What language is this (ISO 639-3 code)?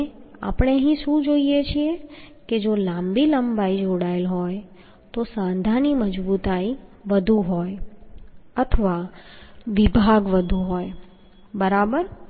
guj